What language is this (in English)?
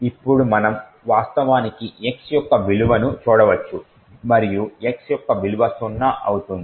Telugu